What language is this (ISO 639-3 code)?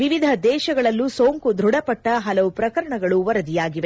kan